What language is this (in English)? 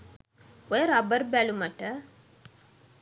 Sinhala